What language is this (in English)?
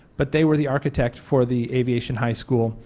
English